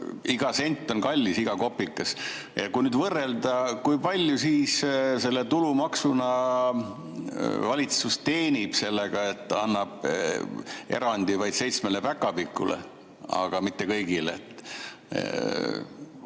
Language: Estonian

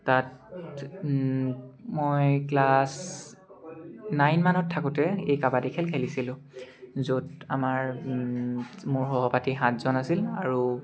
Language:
Assamese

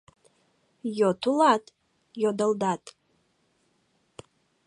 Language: Mari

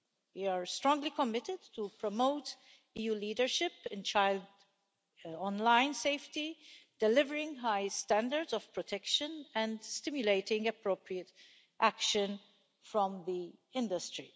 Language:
English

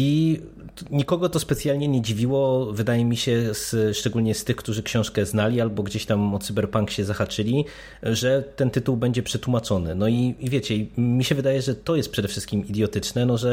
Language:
Polish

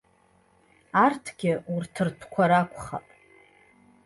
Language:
Abkhazian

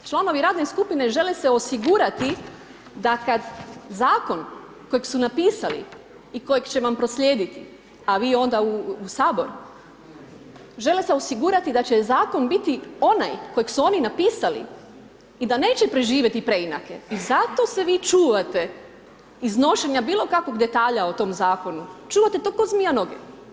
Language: Croatian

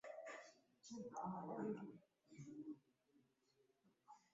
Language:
Swahili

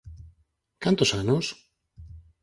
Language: Galician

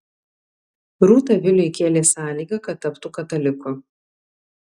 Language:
Lithuanian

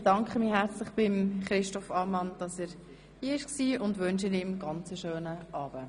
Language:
Swiss German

